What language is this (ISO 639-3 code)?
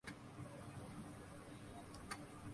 urd